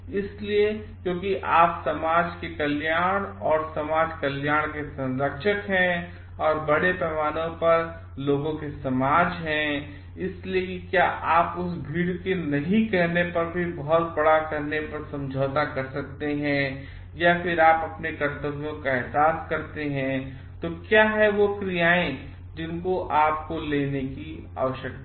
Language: Hindi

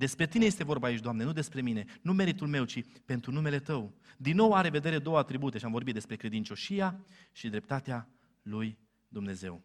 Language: Romanian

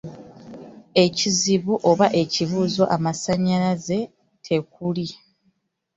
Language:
Ganda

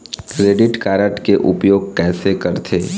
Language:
Chhattisgarhi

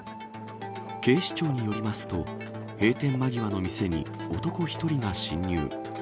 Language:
Japanese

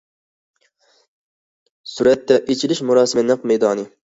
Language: Uyghur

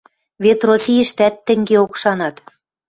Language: Western Mari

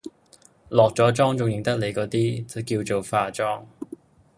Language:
Cantonese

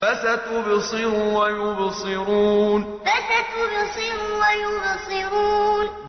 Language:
Arabic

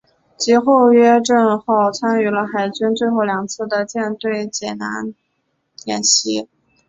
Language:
Chinese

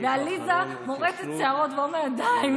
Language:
Hebrew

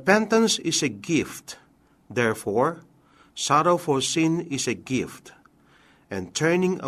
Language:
Filipino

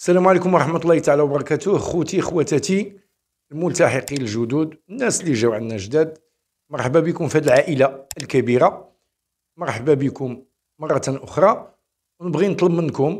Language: Arabic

